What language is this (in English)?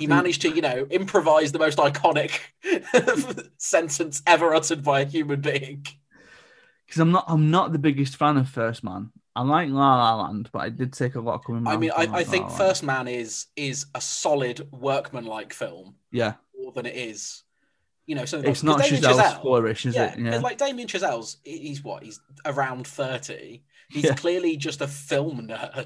English